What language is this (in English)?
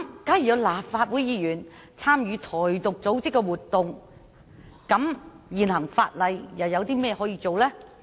Cantonese